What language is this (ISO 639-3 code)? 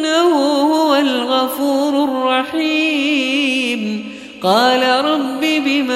ara